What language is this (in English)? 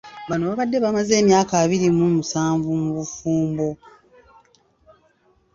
Ganda